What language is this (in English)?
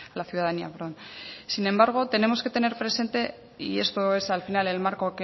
Spanish